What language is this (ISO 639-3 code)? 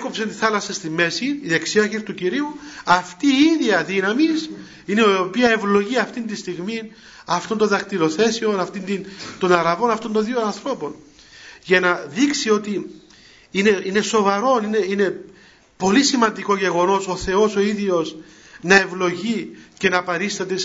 ell